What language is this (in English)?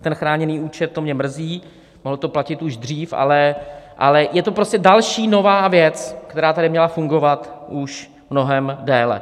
Czech